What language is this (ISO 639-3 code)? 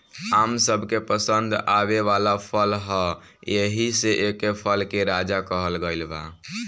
bho